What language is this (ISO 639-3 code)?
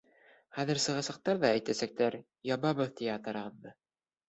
bak